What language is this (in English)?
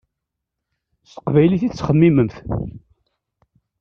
Kabyle